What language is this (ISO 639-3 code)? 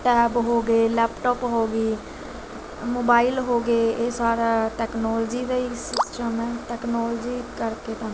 pan